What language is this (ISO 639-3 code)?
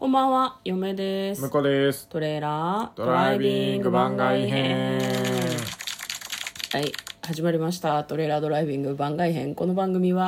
jpn